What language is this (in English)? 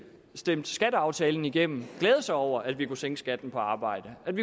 Danish